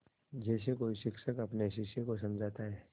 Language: Hindi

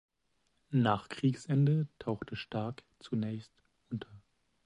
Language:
German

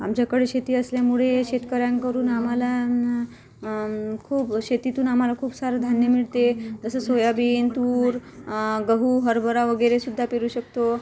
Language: Marathi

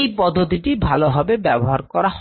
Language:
Bangla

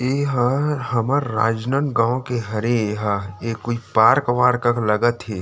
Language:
Chhattisgarhi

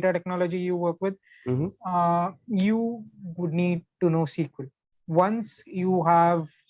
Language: English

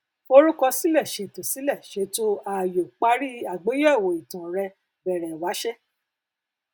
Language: Yoruba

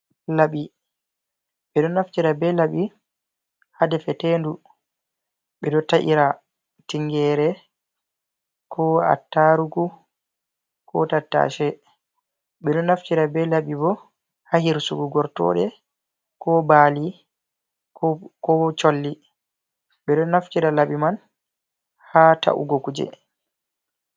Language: Fula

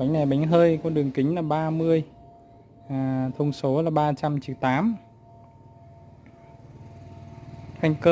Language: Vietnamese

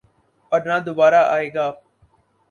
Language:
Urdu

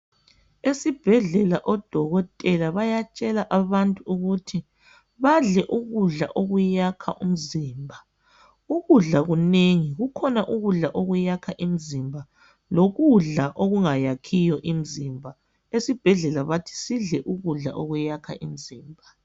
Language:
North Ndebele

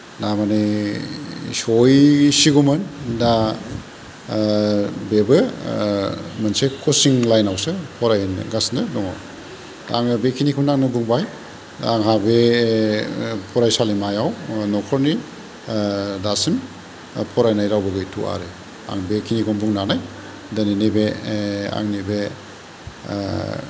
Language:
Bodo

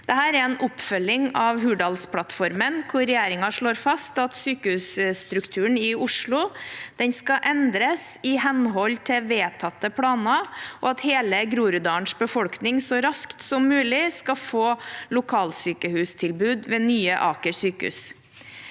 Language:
Norwegian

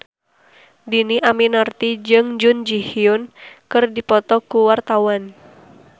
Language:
Sundanese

